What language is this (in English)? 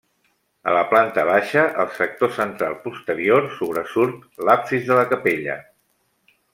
Catalan